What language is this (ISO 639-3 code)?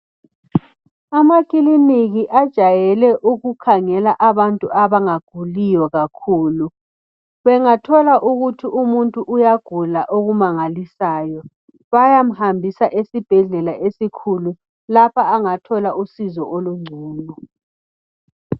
nde